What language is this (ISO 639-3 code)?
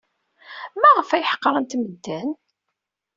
kab